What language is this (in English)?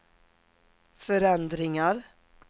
Swedish